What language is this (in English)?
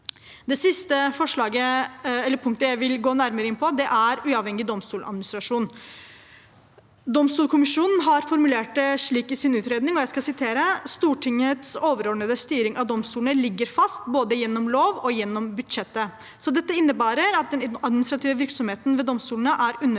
Norwegian